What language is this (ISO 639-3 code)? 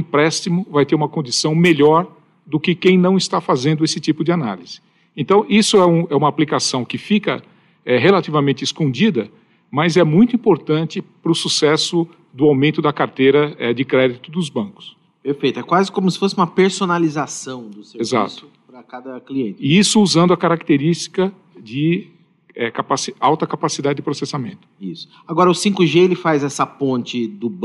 por